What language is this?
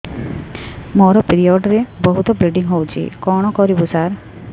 Odia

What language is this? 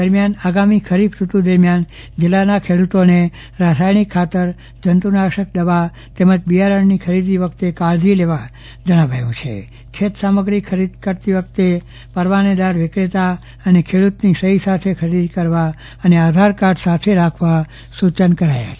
Gujarati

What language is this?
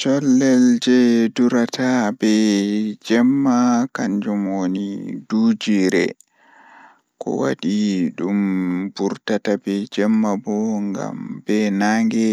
Fula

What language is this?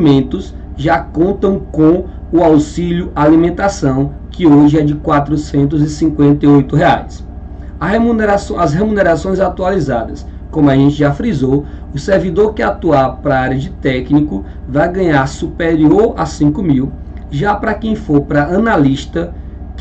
Portuguese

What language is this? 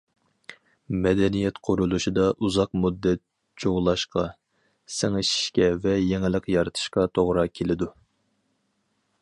Uyghur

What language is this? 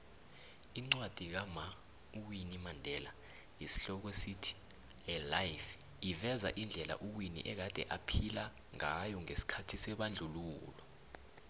South Ndebele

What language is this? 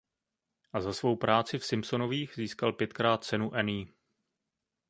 Czech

